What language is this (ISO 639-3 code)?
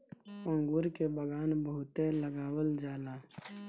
bho